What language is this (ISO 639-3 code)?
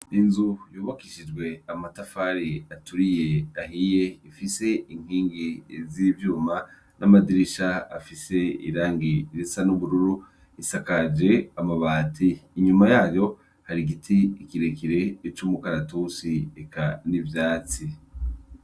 run